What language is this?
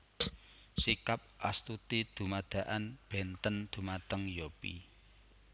Javanese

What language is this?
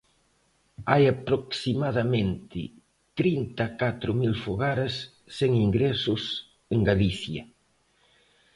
Galician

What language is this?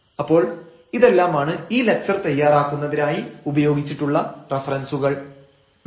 Malayalam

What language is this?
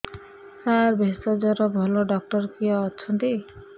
Odia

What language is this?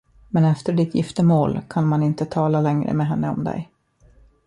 Swedish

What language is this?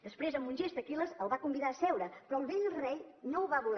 Catalan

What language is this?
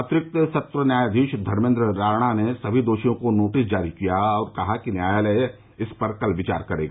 Hindi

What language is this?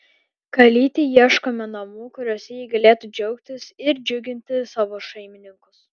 Lithuanian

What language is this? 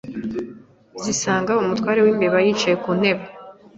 Kinyarwanda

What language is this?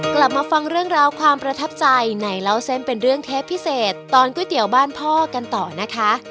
Thai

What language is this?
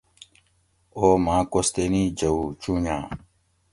Gawri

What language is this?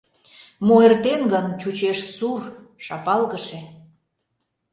Mari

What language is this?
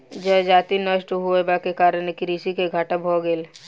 Maithili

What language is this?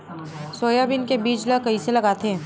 Chhattisgarhi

